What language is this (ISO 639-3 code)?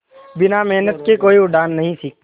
hin